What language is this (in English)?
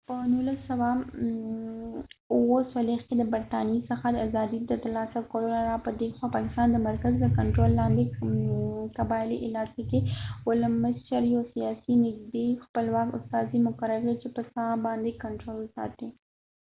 Pashto